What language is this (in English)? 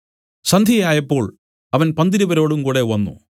Malayalam